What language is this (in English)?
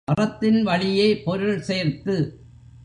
Tamil